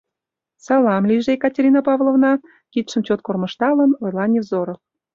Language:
Mari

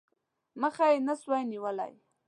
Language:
Pashto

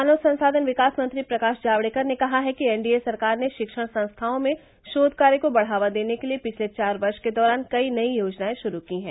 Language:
Hindi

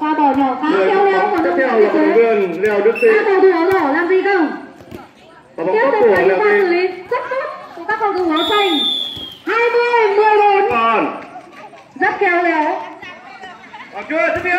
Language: Vietnamese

